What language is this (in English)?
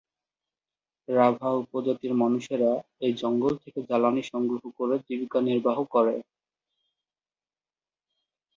Bangla